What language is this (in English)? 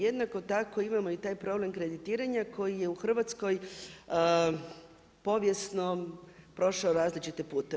Croatian